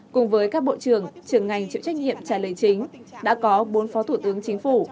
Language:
Vietnamese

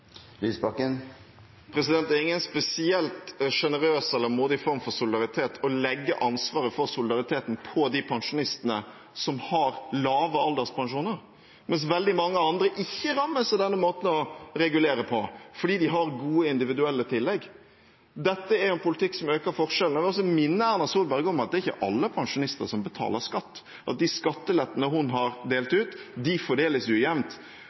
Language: Norwegian Bokmål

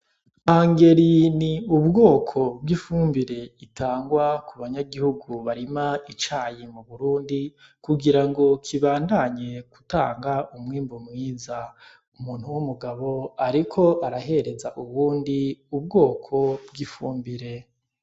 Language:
Rundi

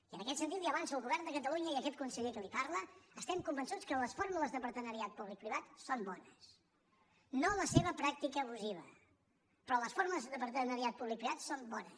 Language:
Catalan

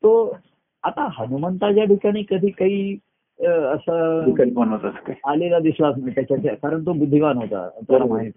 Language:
Marathi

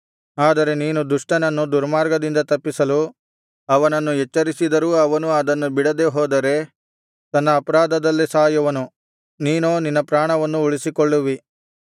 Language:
Kannada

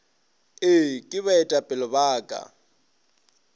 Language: Northern Sotho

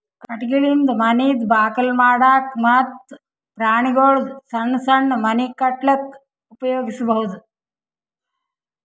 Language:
Kannada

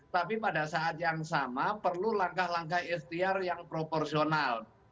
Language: Indonesian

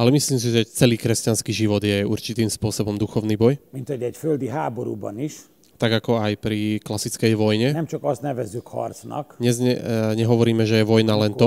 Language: Slovak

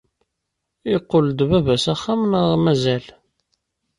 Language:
Kabyle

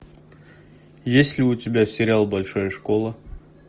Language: Russian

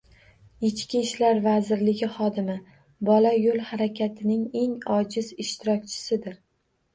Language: Uzbek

